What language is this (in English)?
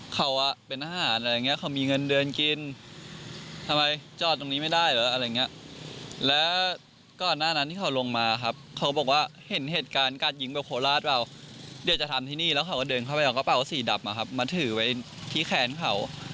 Thai